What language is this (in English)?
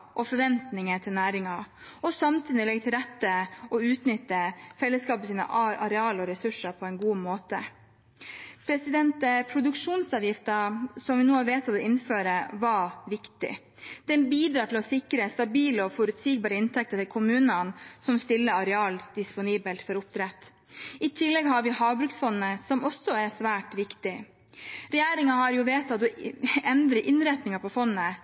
Norwegian Bokmål